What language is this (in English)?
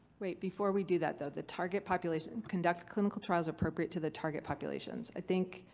English